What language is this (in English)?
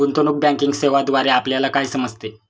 Marathi